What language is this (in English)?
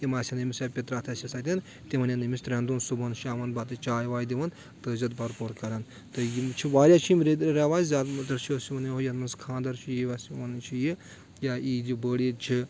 Kashmiri